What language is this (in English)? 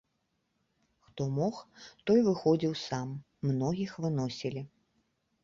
Belarusian